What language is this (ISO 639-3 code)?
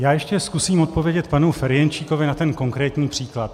ces